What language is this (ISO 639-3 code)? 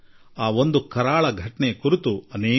kan